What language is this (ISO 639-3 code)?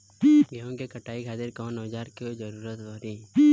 bho